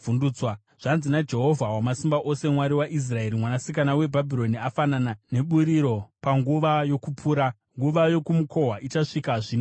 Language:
Shona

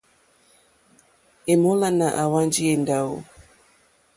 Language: Mokpwe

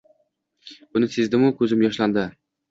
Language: Uzbek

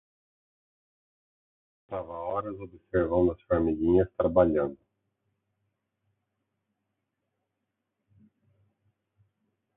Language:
Portuguese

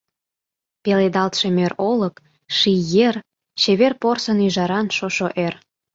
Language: Mari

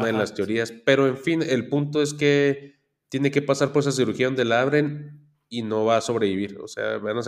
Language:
Spanish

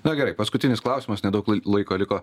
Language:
Lithuanian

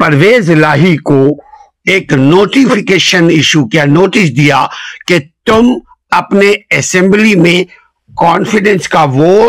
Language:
Urdu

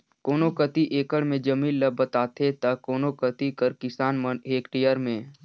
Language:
Chhattisgarhi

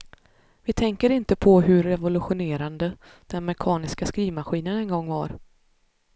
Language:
Swedish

